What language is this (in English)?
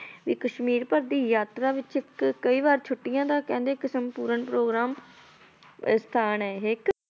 Punjabi